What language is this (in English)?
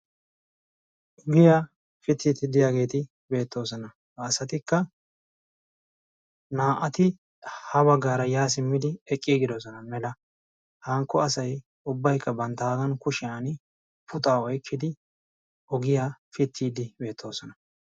Wolaytta